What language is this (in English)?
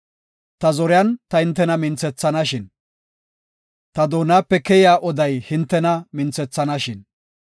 Gofa